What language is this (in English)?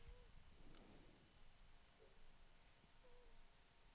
Danish